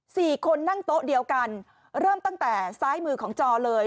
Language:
Thai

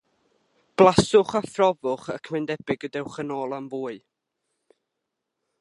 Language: Welsh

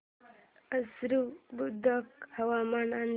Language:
Marathi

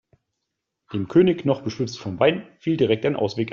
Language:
German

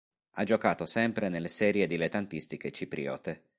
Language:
Italian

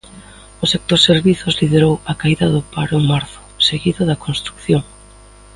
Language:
Galician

